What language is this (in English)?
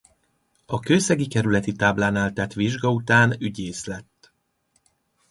Hungarian